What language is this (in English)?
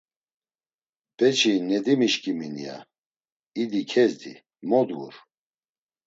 Laz